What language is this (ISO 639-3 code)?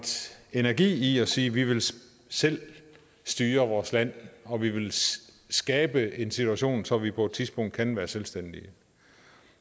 dan